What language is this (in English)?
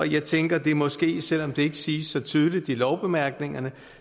Danish